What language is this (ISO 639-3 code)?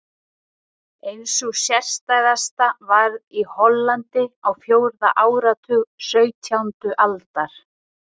isl